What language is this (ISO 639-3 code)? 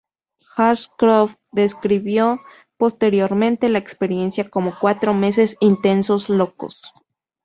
spa